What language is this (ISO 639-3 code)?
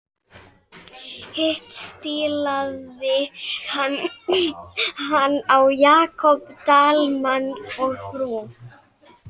isl